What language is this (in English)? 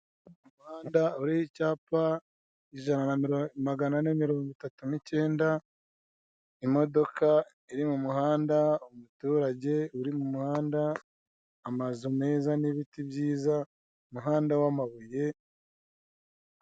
Kinyarwanda